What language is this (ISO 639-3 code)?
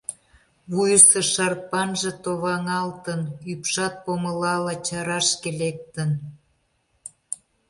chm